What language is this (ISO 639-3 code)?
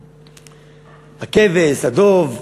heb